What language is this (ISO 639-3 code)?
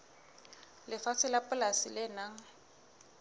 sot